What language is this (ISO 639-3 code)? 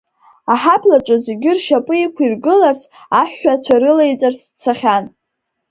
abk